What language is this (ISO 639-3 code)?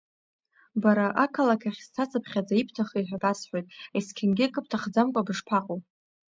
abk